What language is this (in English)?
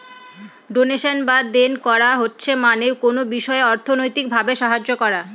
Bangla